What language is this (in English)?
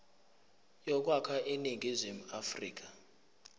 Zulu